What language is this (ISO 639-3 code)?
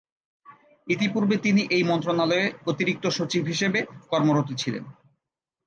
ben